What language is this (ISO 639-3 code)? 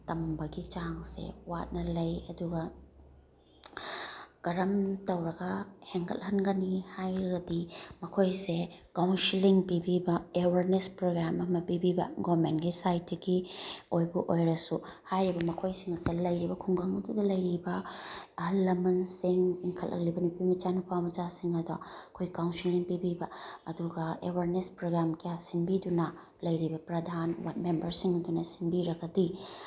mni